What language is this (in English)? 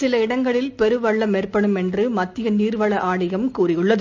Tamil